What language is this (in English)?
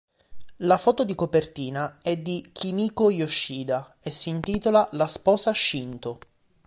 Italian